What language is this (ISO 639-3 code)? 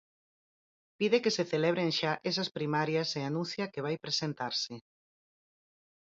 glg